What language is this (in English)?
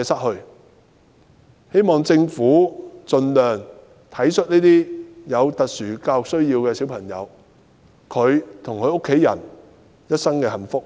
Cantonese